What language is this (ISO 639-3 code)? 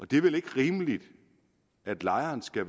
dan